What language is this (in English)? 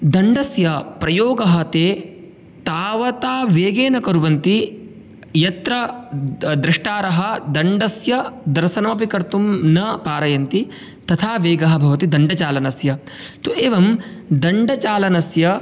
Sanskrit